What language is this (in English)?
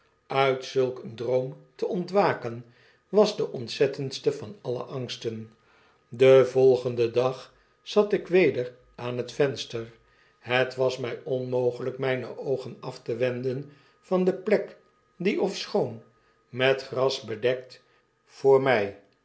Dutch